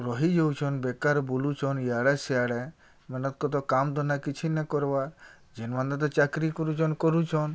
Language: Odia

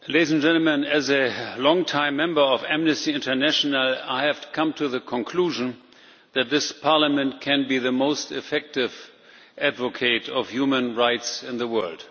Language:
English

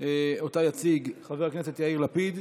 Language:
Hebrew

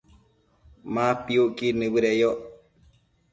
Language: Matsés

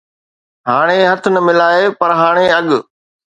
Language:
Sindhi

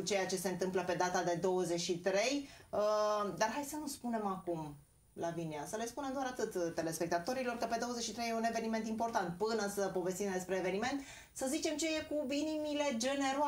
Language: Romanian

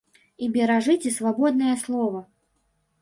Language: Belarusian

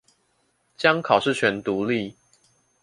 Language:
Chinese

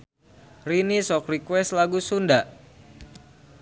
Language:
Sundanese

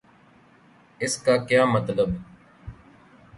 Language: Urdu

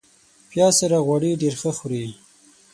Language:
Pashto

